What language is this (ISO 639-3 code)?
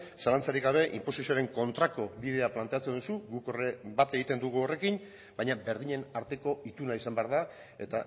eus